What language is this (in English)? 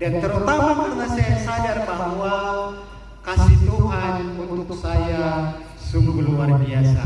Indonesian